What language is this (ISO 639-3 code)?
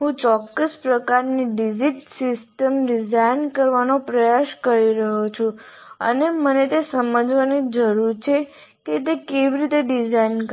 guj